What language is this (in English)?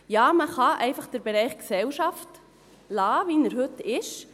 Swiss German